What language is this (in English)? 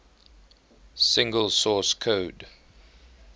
English